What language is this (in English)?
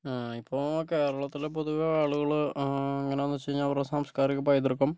Malayalam